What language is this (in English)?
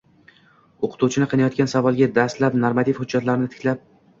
Uzbek